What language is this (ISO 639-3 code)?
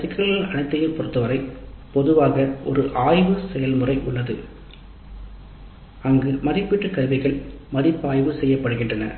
tam